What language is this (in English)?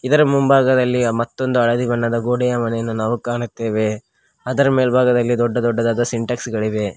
Kannada